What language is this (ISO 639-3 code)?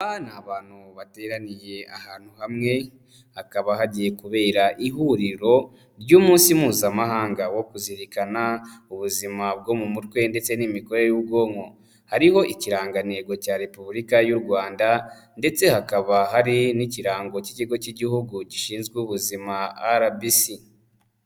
kin